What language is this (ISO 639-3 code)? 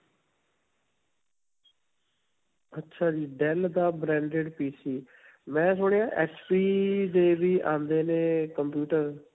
pan